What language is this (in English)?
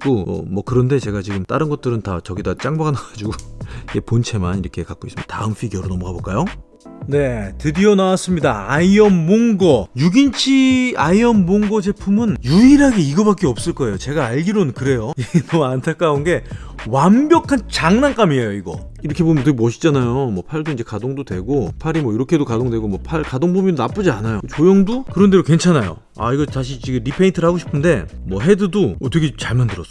Korean